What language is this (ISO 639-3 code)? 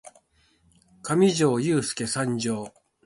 jpn